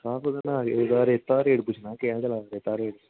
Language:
Dogri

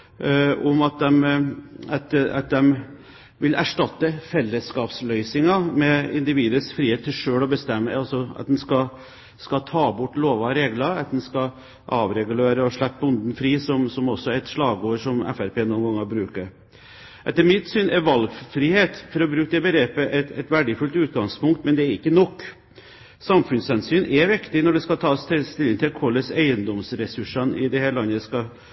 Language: Norwegian Bokmål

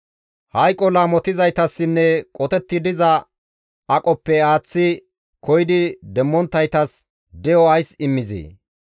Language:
Gamo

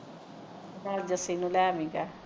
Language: Punjabi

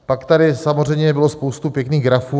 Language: Czech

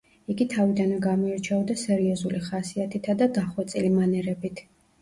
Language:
Georgian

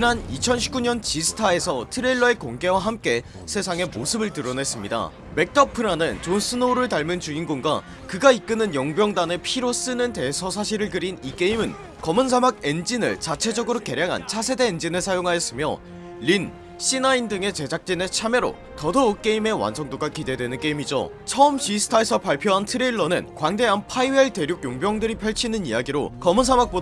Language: Korean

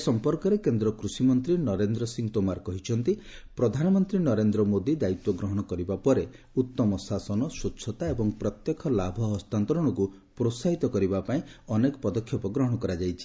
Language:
Odia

